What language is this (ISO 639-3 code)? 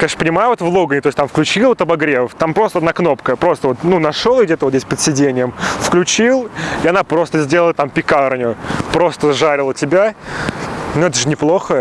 rus